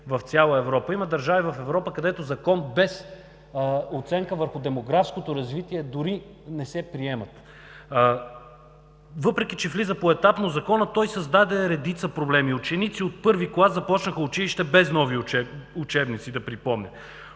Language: Bulgarian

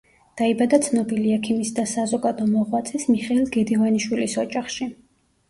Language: Georgian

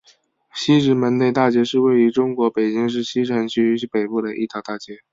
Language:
Chinese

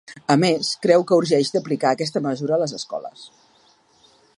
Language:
Catalan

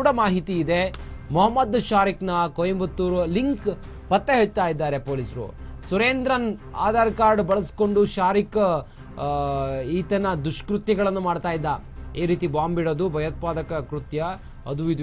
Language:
Hindi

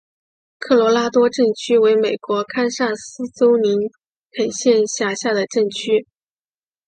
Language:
Chinese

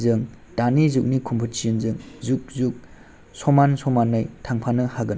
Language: Bodo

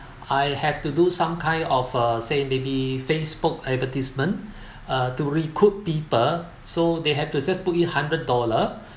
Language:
English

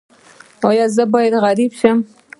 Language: Pashto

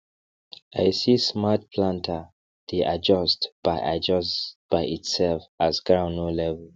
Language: Nigerian Pidgin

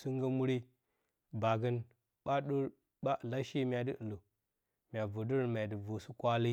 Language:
Bacama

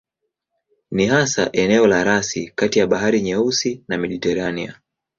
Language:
Swahili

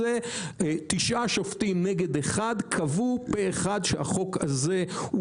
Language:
Hebrew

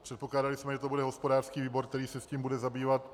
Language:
Czech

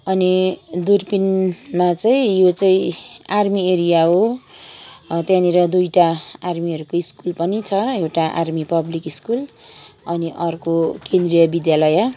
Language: Nepali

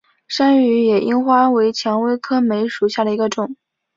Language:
Chinese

